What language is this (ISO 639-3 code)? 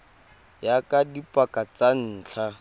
tsn